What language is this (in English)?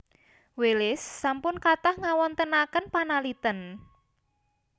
Javanese